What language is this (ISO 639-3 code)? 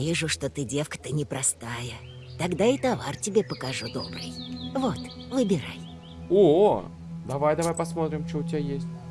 rus